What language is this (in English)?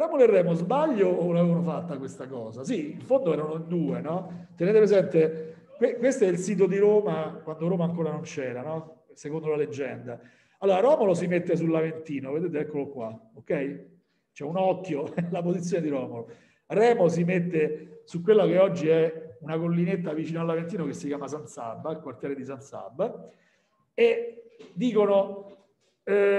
Italian